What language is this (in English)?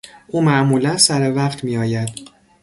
Persian